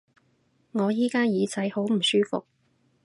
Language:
Cantonese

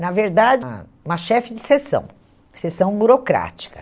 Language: Portuguese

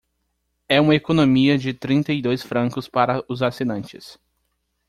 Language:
Portuguese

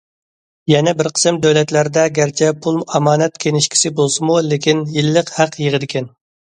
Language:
Uyghur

